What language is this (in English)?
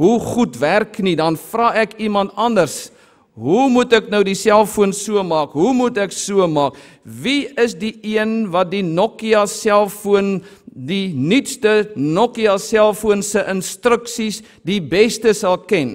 Dutch